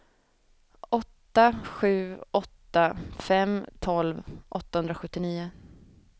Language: Swedish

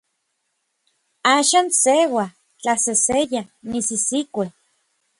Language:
Orizaba Nahuatl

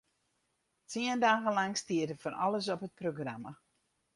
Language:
Western Frisian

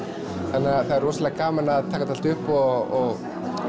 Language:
Icelandic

